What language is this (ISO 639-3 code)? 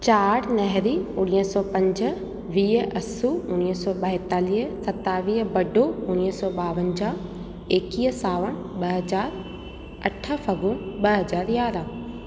snd